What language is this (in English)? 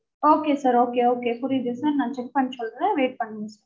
Tamil